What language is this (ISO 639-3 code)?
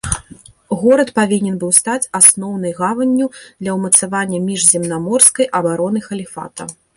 bel